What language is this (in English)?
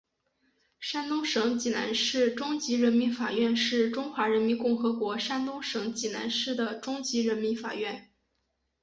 Chinese